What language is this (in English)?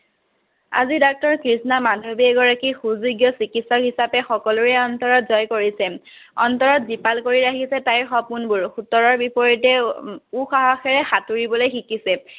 Assamese